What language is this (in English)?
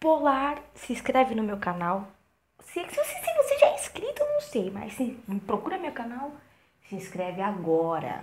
Portuguese